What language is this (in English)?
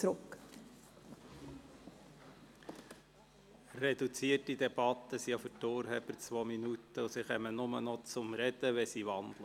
Swiss German